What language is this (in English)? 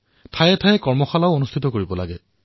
Assamese